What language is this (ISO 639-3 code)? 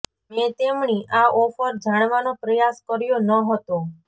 guj